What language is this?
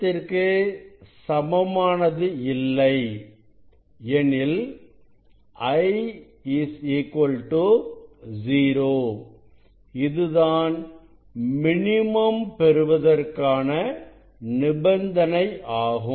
Tamil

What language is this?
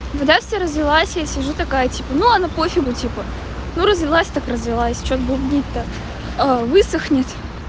Russian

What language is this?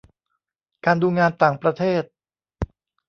Thai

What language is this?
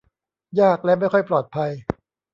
Thai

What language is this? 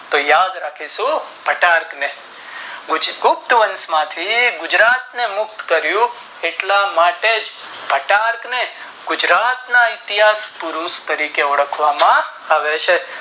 Gujarati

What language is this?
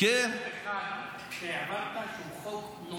Hebrew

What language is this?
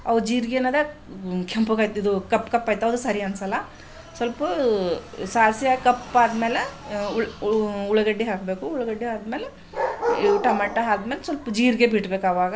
Kannada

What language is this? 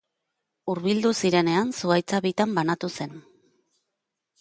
Basque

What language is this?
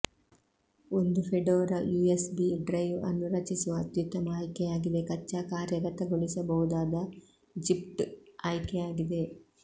Kannada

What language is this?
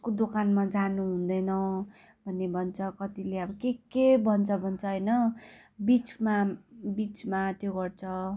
Nepali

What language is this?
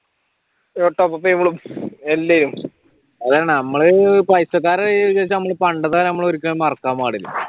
Malayalam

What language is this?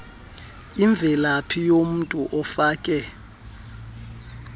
Xhosa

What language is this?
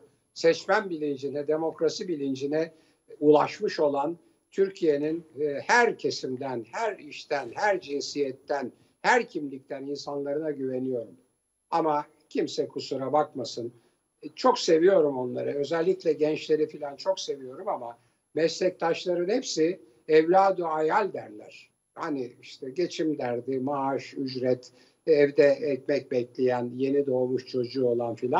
Turkish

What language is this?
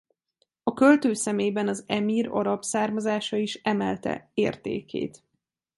Hungarian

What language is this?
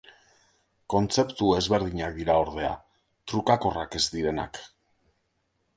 Basque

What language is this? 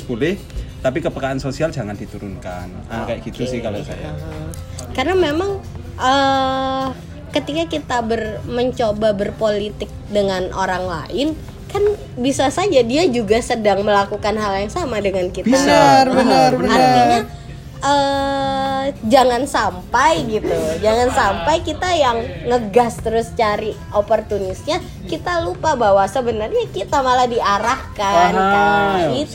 Indonesian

